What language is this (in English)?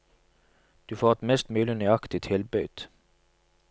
Norwegian